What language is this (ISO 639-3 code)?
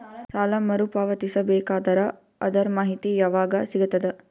kan